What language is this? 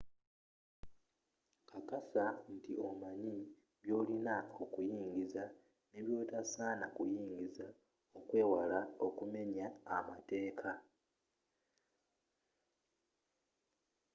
Ganda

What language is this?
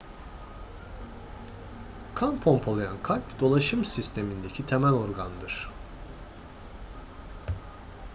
Turkish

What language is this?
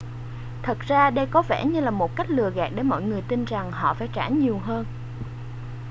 Vietnamese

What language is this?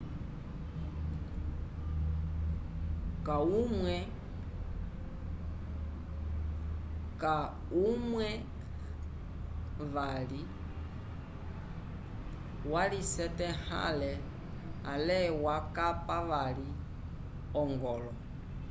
Umbundu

